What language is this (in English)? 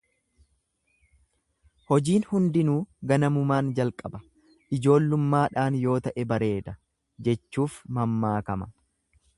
Oromo